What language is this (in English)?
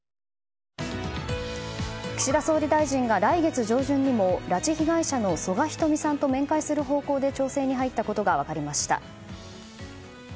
Japanese